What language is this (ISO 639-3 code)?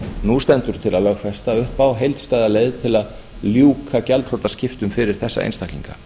isl